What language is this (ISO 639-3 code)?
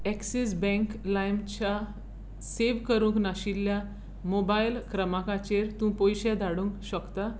kok